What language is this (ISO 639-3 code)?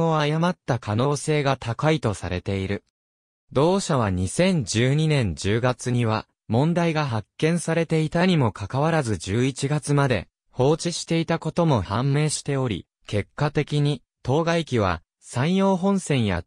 jpn